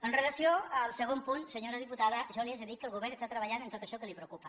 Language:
Catalan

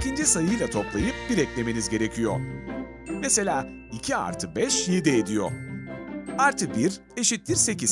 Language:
Turkish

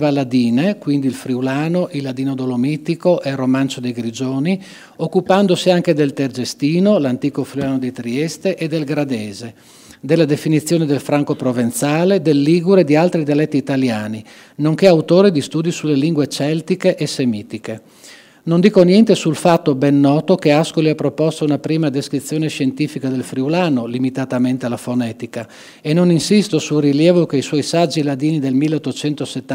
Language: Italian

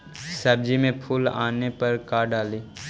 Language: Magahi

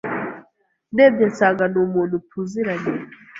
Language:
Kinyarwanda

